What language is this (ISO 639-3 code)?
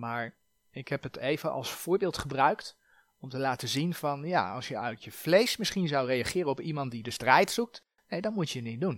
nld